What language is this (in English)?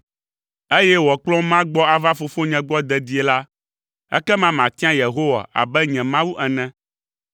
Ewe